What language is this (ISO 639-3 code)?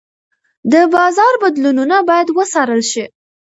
pus